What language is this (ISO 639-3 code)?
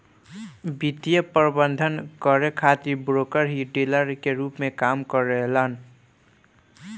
bho